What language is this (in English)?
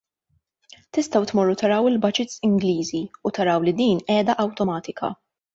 Maltese